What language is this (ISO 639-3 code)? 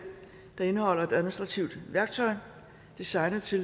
dan